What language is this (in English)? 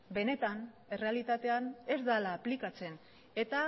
Basque